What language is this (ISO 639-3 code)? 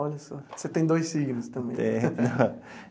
por